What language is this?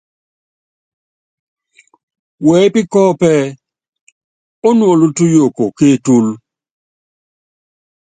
Yangben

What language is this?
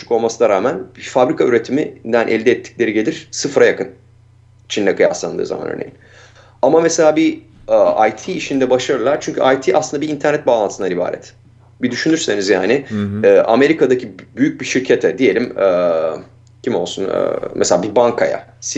Turkish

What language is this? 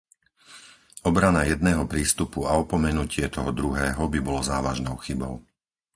Slovak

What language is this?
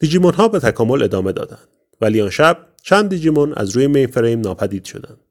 Persian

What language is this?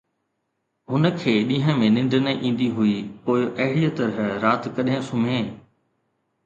Sindhi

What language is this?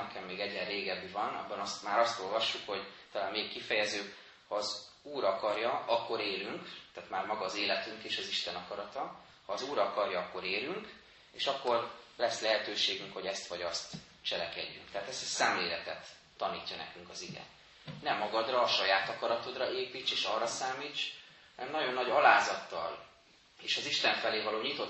Hungarian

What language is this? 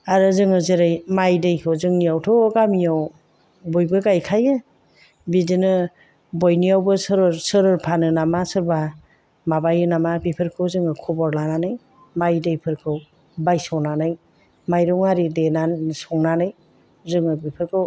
Bodo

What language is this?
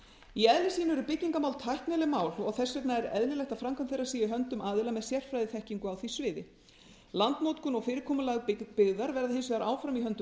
Icelandic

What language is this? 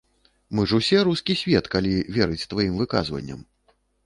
Belarusian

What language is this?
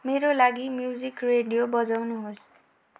Nepali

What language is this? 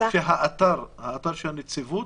Hebrew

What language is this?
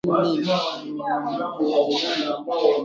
Swahili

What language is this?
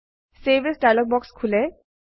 Assamese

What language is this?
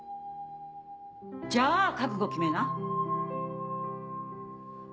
Japanese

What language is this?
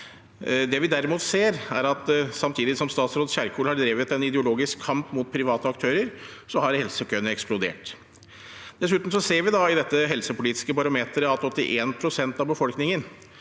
Norwegian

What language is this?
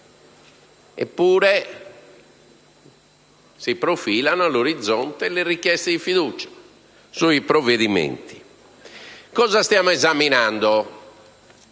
Italian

